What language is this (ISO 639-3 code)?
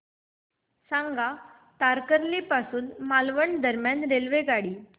mar